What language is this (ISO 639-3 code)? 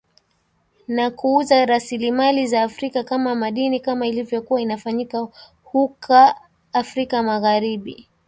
swa